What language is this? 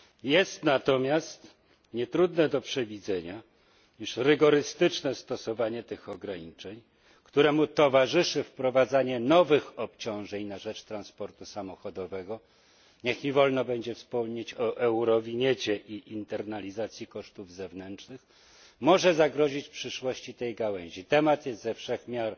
Polish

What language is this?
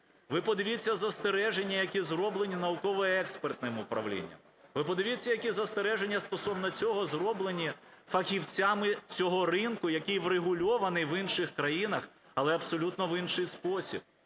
Ukrainian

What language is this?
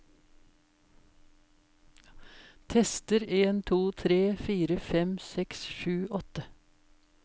Norwegian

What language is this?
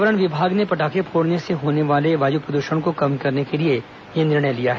Hindi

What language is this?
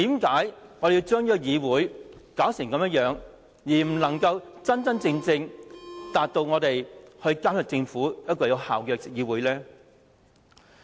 Cantonese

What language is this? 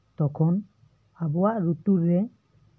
Santali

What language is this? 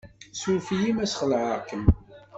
Kabyle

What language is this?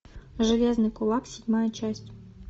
Russian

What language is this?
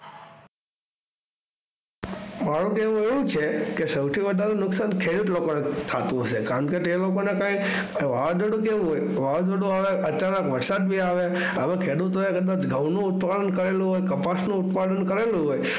Gujarati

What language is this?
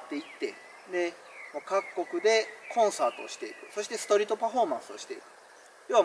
Japanese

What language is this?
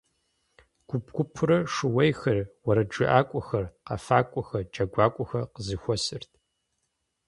Kabardian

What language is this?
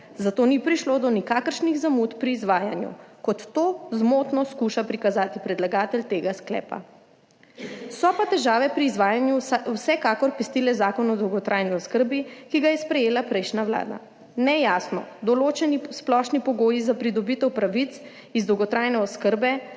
Slovenian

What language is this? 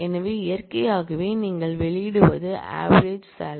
Tamil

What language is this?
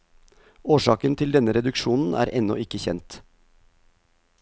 Norwegian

